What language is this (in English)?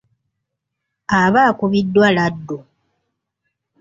Ganda